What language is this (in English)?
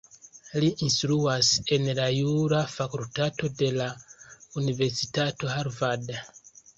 Esperanto